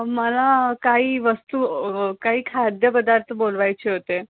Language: Marathi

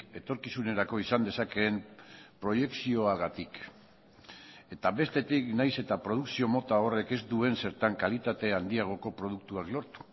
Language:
Basque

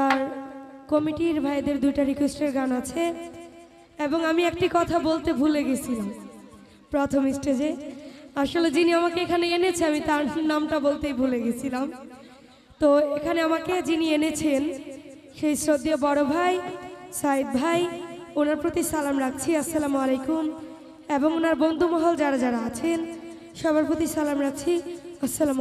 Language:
Bangla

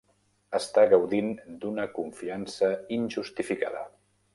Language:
Catalan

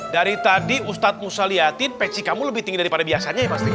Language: Indonesian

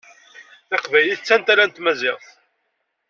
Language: Kabyle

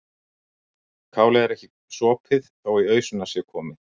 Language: Icelandic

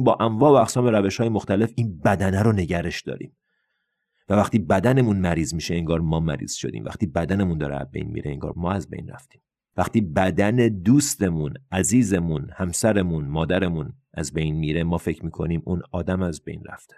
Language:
Persian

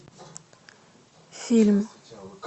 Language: Russian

